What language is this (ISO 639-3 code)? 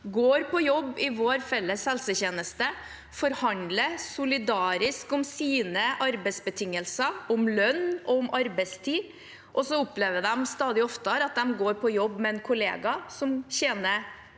nor